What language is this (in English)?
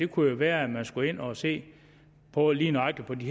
Danish